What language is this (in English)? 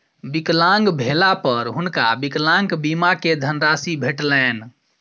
Maithili